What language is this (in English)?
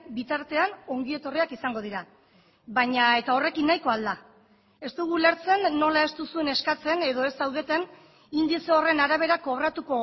Basque